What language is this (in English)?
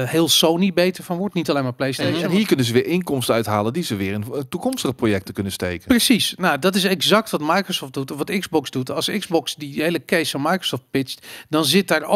Dutch